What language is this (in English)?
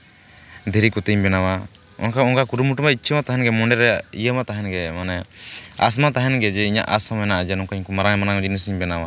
Santali